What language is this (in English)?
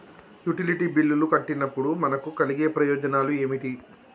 Telugu